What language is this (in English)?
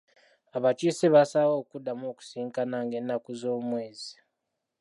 Ganda